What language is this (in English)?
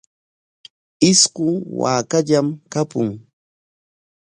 Corongo Ancash Quechua